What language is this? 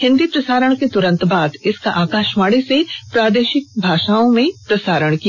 Hindi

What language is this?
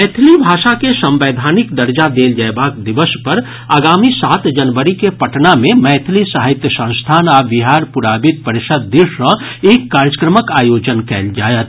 Maithili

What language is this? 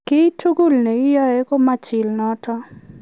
Kalenjin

